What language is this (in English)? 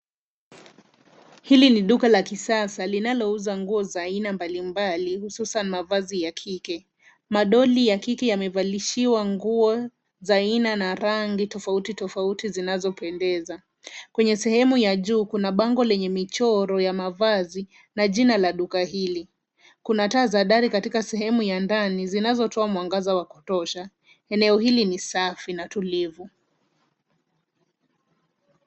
Swahili